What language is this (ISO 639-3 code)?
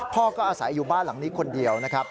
tha